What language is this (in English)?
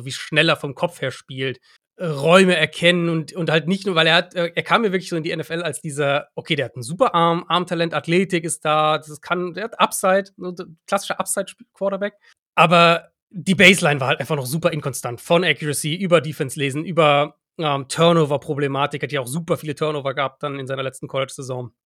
German